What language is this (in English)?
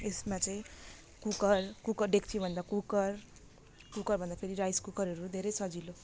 Nepali